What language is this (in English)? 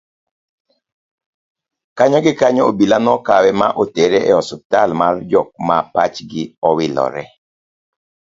Luo (Kenya and Tanzania)